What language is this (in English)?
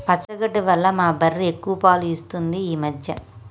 Telugu